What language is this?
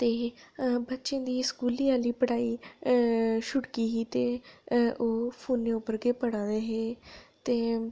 Dogri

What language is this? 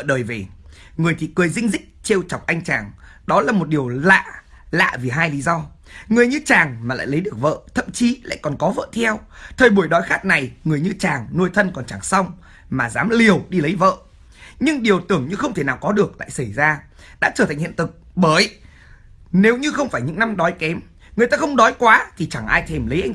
Vietnamese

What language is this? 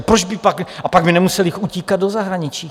Czech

